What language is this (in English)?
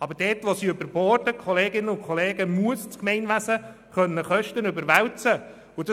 Swiss German